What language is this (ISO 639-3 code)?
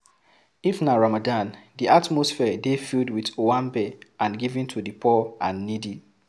pcm